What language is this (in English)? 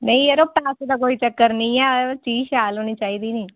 Dogri